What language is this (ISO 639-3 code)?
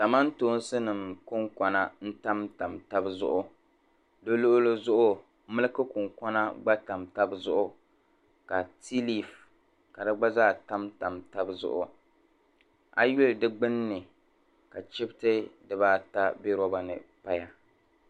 dag